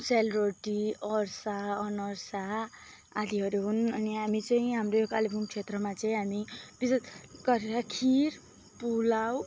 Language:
Nepali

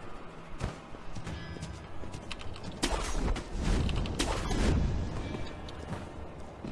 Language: Korean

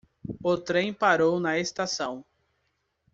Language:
Portuguese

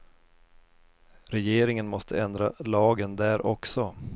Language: Swedish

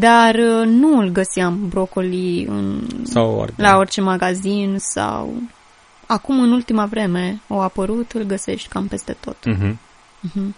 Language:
Romanian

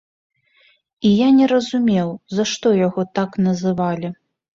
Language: Belarusian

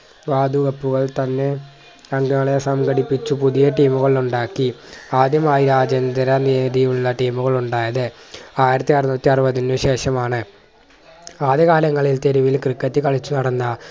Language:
Malayalam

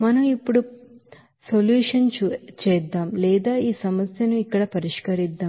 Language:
Telugu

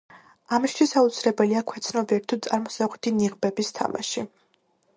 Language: Georgian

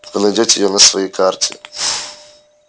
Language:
Russian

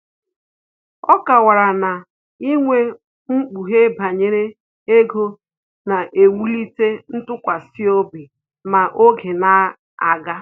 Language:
Igbo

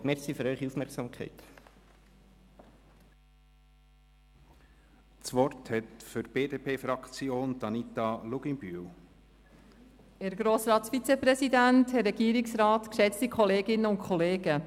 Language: Swiss German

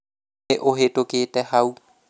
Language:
Kikuyu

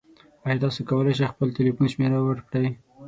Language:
Pashto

